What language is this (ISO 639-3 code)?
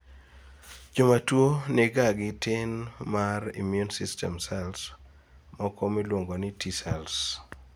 luo